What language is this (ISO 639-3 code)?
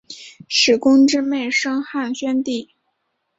zho